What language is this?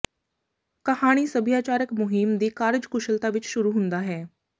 Punjabi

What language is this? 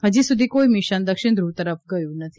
Gujarati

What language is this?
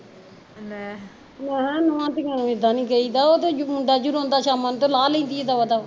Punjabi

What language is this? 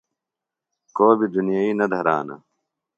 Phalura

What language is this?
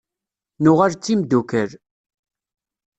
Kabyle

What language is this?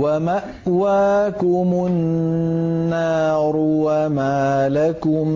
Arabic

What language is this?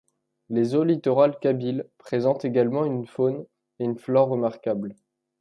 French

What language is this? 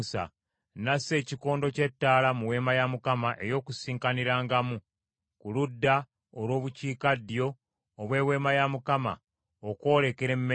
Ganda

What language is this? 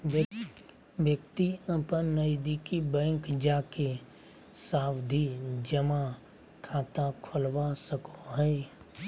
Magahi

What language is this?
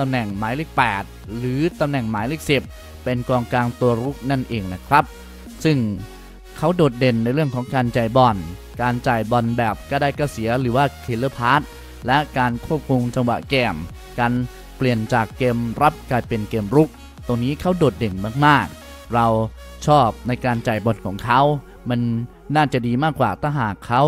Thai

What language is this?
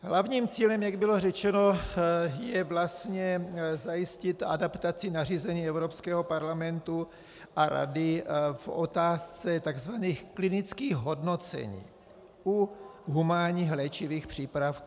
Czech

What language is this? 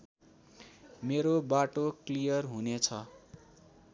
Nepali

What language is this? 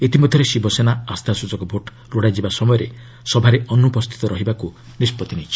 Odia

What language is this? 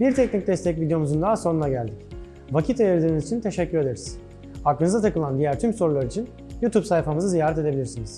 Turkish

